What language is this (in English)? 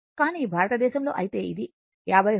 Telugu